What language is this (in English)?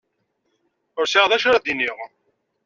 Kabyle